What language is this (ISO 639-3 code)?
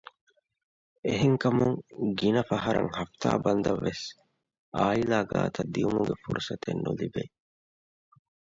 div